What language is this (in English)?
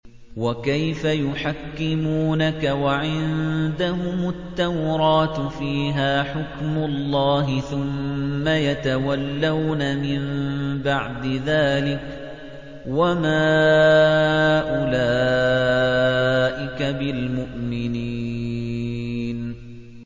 Arabic